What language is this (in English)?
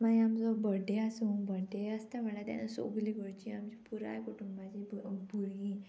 Konkani